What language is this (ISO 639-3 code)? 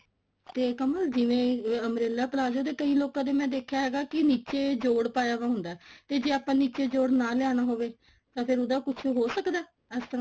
pan